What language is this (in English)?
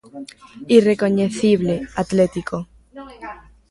Galician